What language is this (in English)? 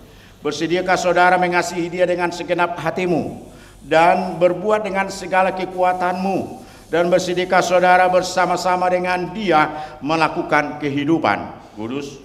Indonesian